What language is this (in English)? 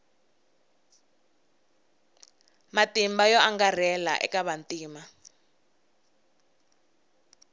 Tsonga